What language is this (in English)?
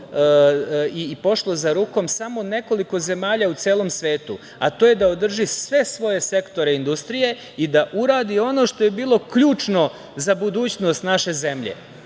Serbian